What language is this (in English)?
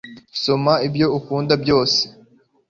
Kinyarwanda